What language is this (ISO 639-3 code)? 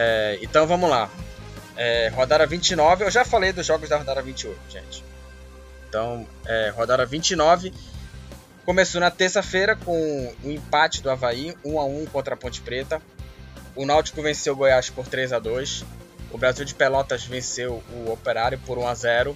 por